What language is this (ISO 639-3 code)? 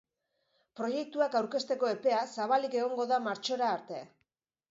eus